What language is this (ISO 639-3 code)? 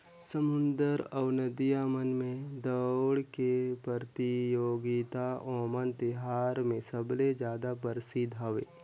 hne